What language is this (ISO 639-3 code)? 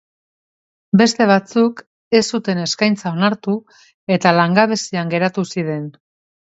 eus